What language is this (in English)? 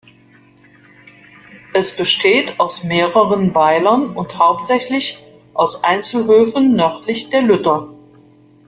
German